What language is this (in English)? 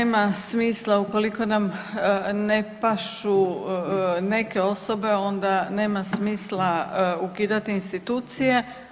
Croatian